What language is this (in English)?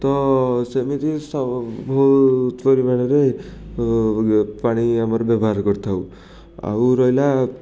Odia